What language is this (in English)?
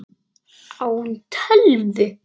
Icelandic